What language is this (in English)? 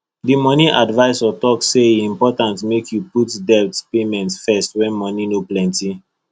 Nigerian Pidgin